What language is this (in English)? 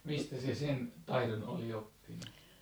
Finnish